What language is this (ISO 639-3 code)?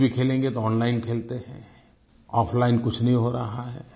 hin